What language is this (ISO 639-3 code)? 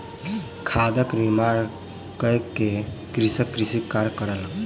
mai